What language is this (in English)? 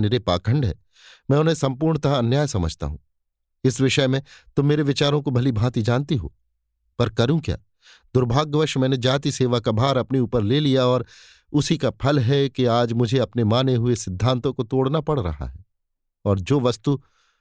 Hindi